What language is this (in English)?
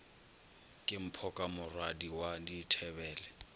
Northern Sotho